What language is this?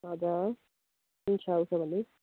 Nepali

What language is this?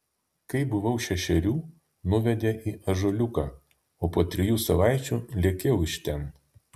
Lithuanian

